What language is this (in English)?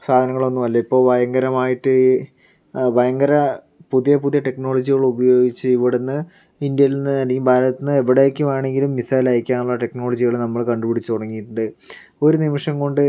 Malayalam